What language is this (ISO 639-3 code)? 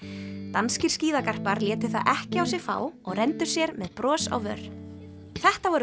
isl